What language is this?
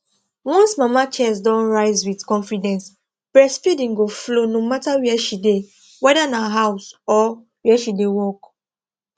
Nigerian Pidgin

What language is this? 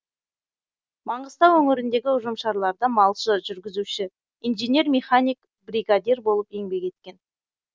Kazakh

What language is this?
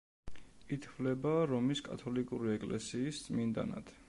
Georgian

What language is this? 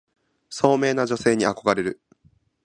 Japanese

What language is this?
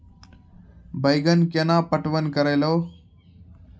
Maithili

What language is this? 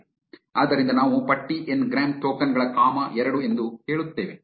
Kannada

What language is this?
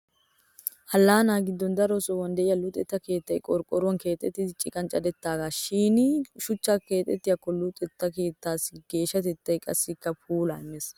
Wolaytta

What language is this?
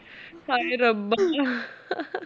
Punjabi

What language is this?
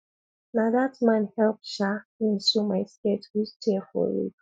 Nigerian Pidgin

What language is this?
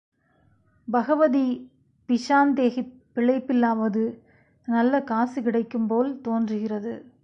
Tamil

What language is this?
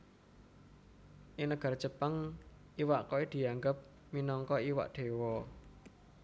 Javanese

